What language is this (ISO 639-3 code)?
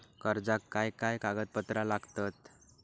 mar